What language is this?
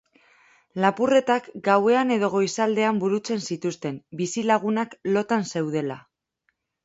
Basque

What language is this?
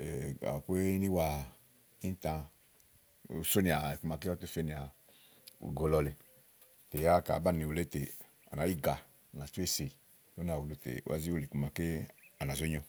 Igo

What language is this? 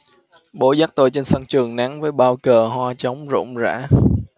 Vietnamese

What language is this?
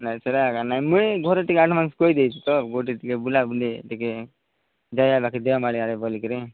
Odia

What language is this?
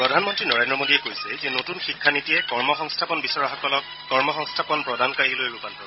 Assamese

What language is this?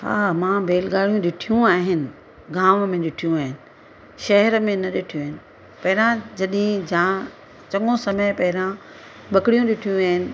Sindhi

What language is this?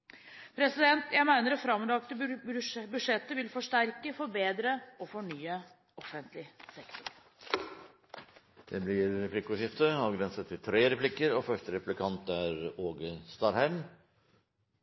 Norwegian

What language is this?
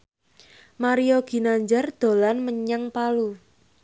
Javanese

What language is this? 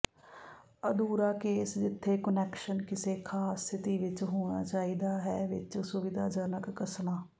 Punjabi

